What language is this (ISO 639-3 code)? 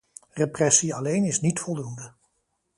nld